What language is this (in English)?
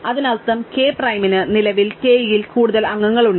Malayalam